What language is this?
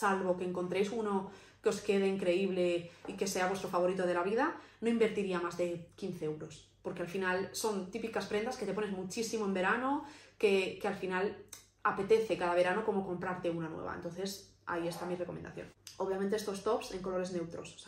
Spanish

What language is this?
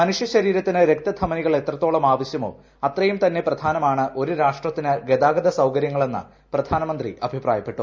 Malayalam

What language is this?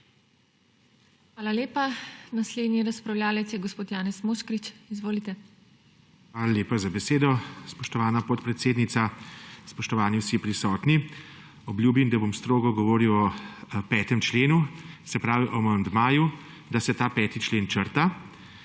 Slovenian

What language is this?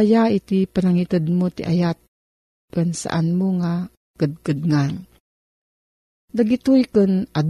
Filipino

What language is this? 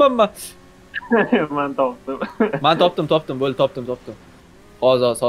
Turkish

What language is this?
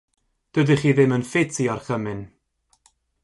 Welsh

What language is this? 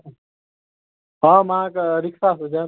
Maithili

